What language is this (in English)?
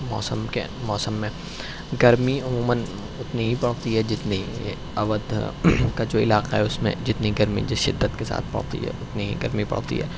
Urdu